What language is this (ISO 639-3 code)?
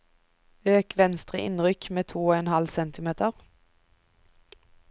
nor